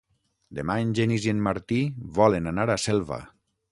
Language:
Catalan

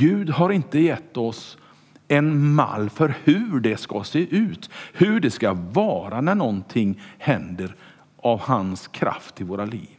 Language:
Swedish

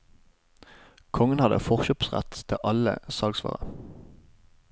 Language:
Norwegian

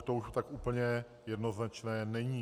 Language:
Czech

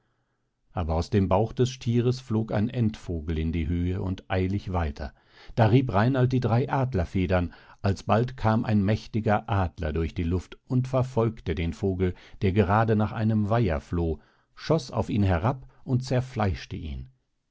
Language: German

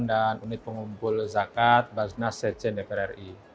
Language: Indonesian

